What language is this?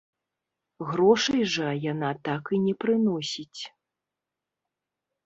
Belarusian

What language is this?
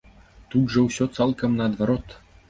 Belarusian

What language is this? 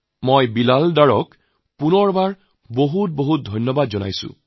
Assamese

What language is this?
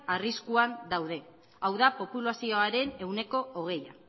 Basque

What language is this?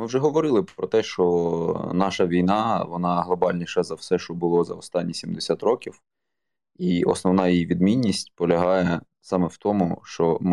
Ukrainian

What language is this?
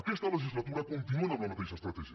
Catalan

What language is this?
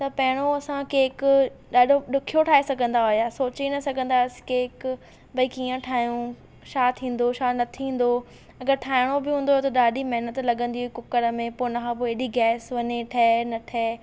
Sindhi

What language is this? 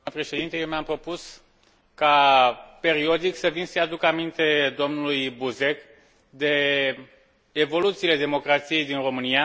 Romanian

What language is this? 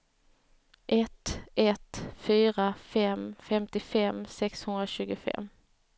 Swedish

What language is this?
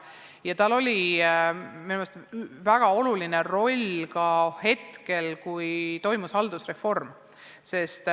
Estonian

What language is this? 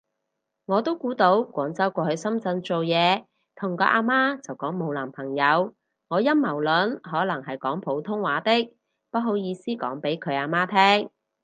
Cantonese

